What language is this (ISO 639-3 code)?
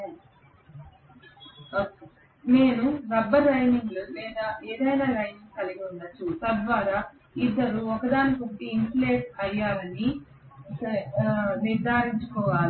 tel